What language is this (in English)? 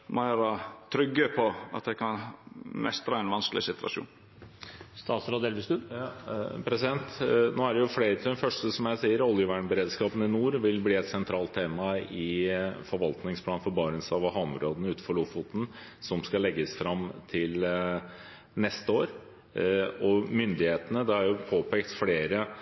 Norwegian